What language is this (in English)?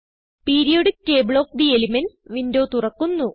Malayalam